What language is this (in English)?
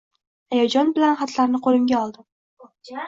Uzbek